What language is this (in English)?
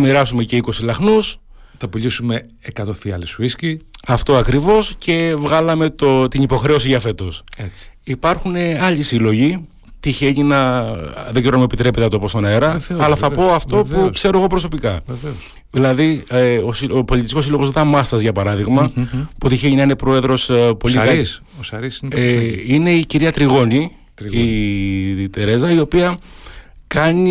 Greek